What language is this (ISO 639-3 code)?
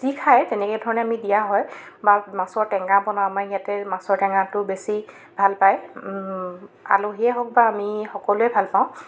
asm